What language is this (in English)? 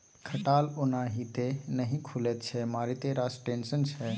Maithili